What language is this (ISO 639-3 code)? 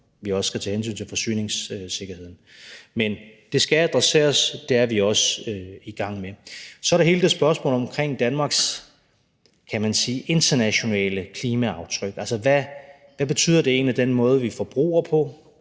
dan